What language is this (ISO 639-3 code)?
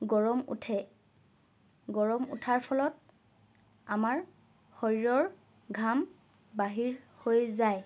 asm